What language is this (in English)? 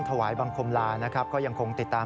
Thai